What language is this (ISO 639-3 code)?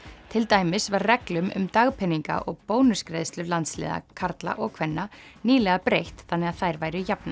isl